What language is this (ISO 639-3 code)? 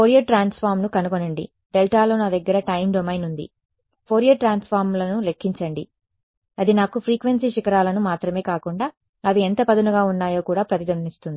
tel